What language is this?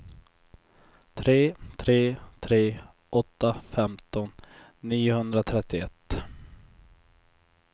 Swedish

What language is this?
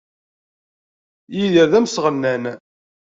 Kabyle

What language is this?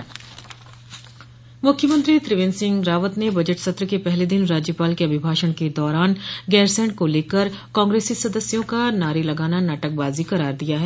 Hindi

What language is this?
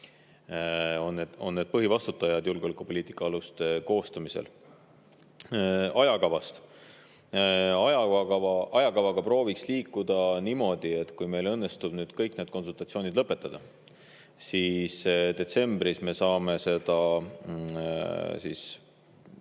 Estonian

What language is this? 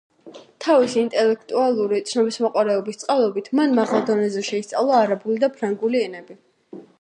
Georgian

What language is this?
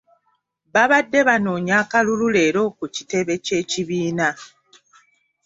Ganda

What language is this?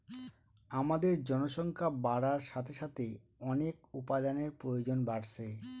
Bangla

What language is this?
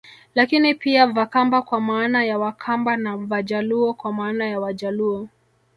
Swahili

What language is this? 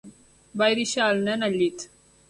Catalan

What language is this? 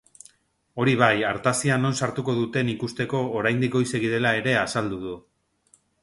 Basque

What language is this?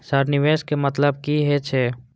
Maithili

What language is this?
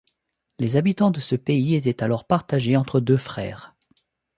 French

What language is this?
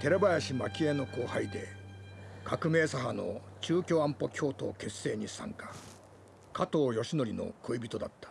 Japanese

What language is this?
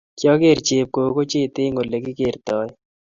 Kalenjin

